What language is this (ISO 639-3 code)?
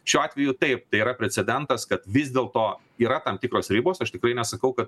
lit